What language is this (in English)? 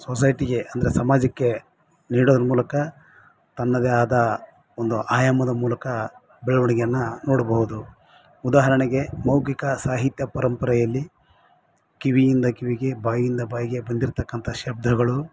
Kannada